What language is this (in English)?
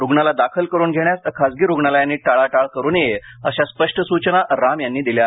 Marathi